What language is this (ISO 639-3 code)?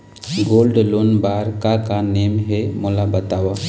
hne